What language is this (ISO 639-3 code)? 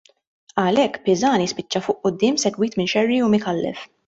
mlt